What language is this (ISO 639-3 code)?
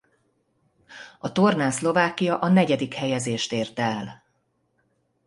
hun